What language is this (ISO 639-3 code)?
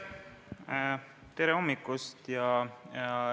est